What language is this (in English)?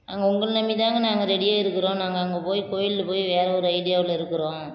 Tamil